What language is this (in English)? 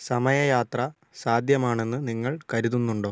Malayalam